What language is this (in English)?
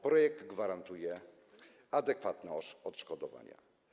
Polish